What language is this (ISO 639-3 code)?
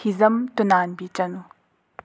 mni